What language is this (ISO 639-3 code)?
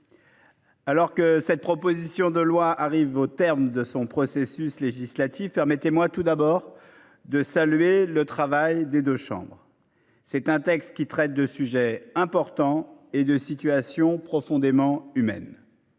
fra